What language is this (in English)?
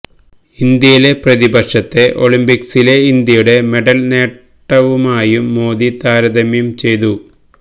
Malayalam